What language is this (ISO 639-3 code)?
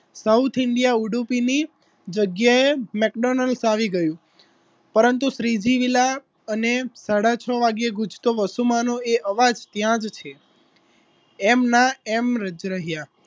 guj